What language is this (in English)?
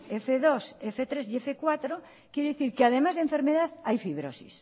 Spanish